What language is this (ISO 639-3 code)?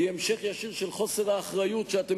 heb